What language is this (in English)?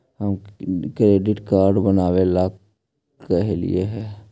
Magahi